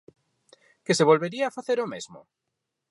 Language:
Galician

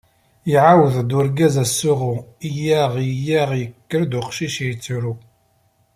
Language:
Kabyle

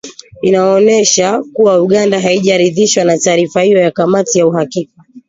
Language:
Swahili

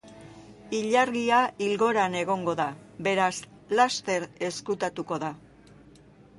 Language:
Basque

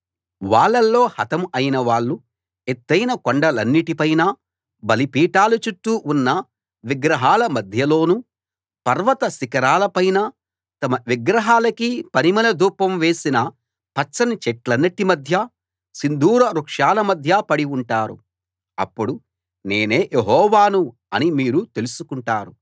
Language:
Telugu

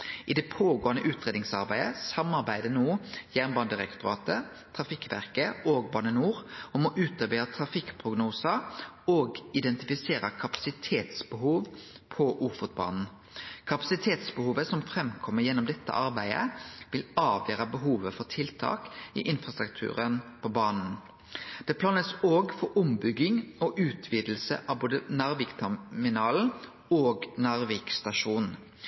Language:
Norwegian Nynorsk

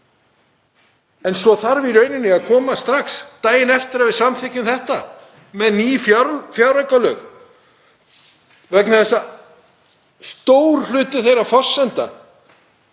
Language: Icelandic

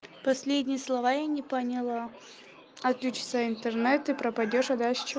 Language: Russian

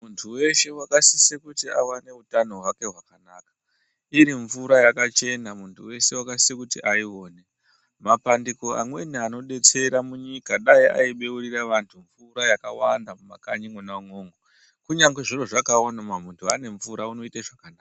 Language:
Ndau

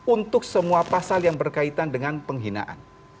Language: Indonesian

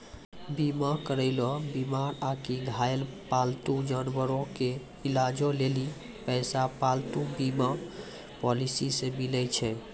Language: Maithili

